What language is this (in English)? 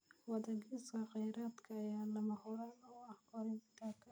Somali